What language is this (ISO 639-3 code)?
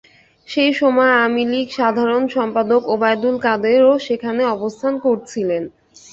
ben